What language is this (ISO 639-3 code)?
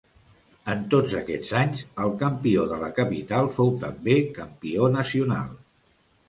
cat